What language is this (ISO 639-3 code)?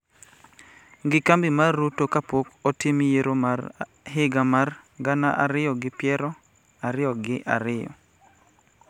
luo